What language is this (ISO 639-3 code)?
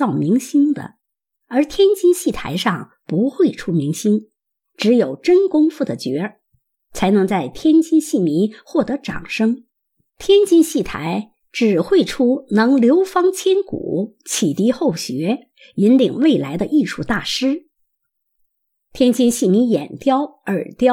zho